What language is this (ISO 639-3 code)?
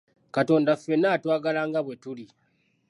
lug